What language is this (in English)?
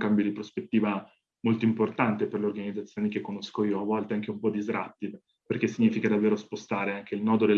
Italian